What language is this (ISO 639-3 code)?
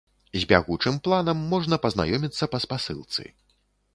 bel